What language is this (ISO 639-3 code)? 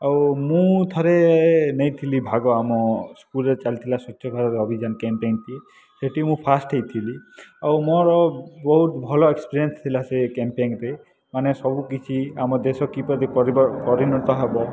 ori